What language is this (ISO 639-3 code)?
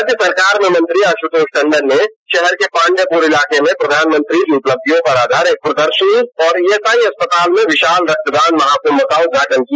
hin